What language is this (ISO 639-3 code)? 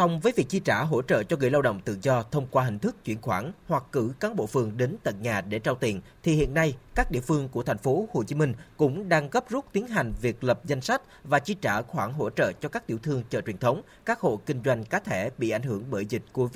vie